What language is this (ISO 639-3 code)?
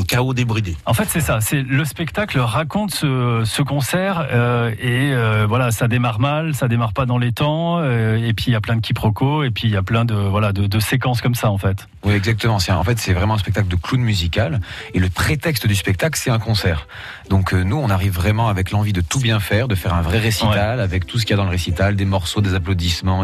fra